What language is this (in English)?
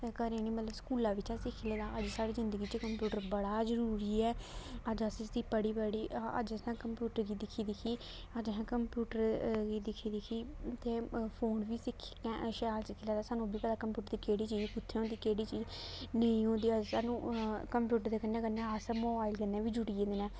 Dogri